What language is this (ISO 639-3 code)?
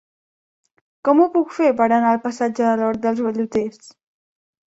cat